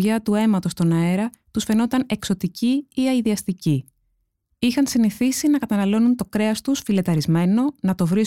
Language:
Greek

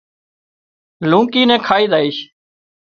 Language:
Wadiyara Koli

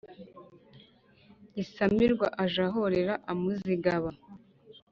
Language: Kinyarwanda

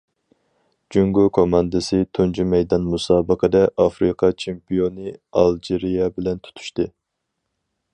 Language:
Uyghur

